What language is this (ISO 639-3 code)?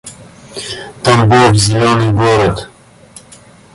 rus